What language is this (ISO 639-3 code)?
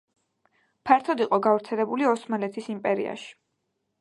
kat